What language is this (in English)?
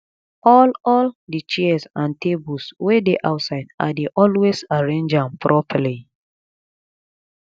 Nigerian Pidgin